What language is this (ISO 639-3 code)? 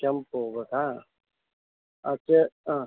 kan